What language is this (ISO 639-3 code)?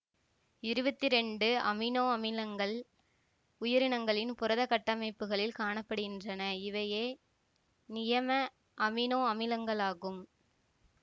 tam